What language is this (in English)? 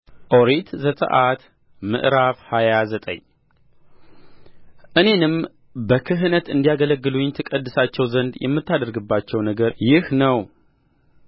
Amharic